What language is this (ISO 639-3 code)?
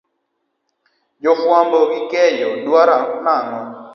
luo